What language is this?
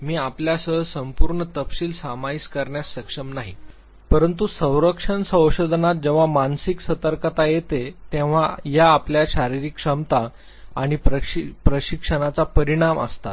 Marathi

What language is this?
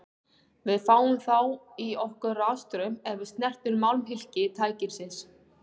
Icelandic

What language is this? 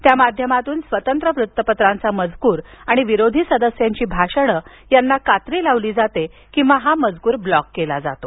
Marathi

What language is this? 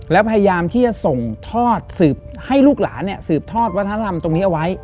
Thai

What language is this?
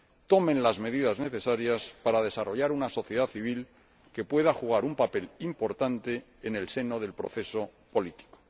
Spanish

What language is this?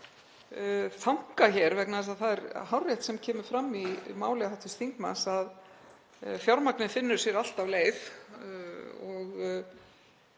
Icelandic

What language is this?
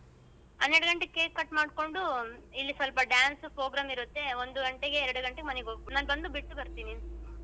Kannada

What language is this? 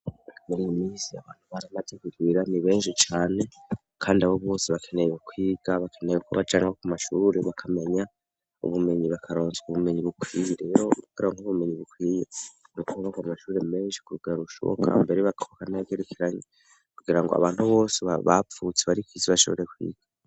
Rundi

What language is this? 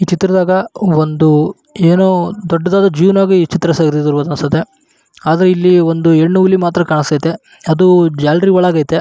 Kannada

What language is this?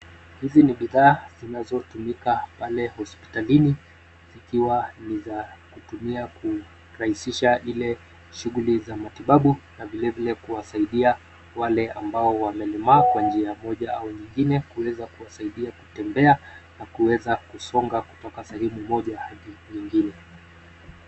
Swahili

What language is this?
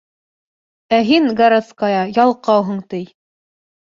Bashkir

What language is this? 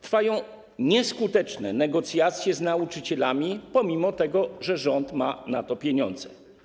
Polish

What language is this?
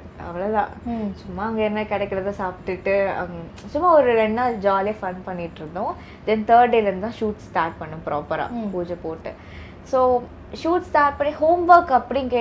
Tamil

